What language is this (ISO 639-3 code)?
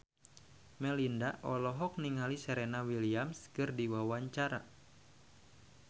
sun